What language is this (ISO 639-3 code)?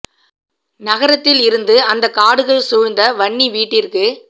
tam